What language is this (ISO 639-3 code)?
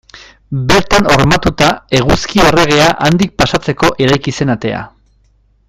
eus